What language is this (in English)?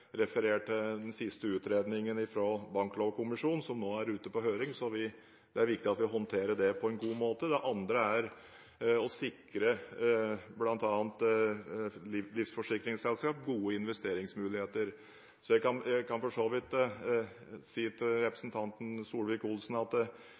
Norwegian Bokmål